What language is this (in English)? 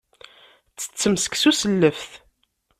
Kabyle